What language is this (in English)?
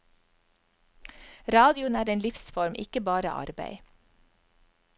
Norwegian